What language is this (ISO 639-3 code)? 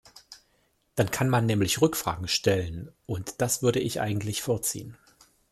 deu